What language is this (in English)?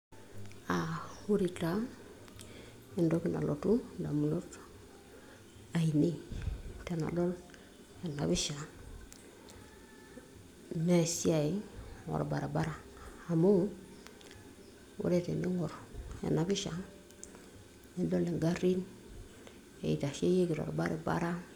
Masai